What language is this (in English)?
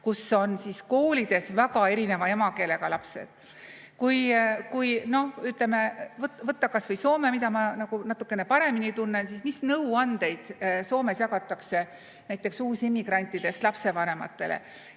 Estonian